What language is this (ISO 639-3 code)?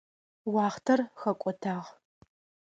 ady